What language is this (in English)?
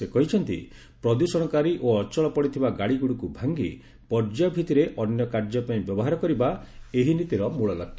Odia